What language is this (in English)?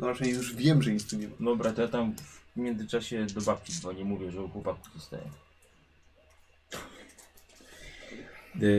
Polish